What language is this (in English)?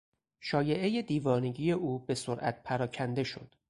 Persian